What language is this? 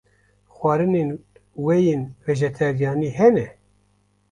Kurdish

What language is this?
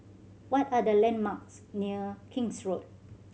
English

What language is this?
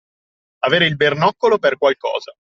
Italian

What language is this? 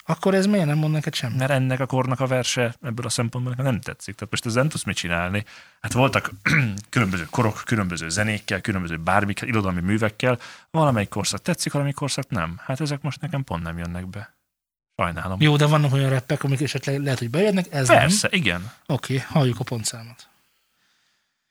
Hungarian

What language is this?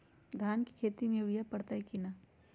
Magahi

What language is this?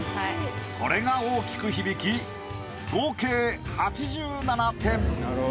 Japanese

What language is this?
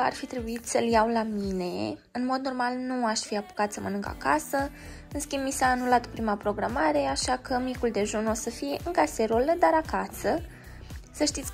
Romanian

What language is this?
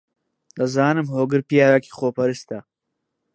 Central Kurdish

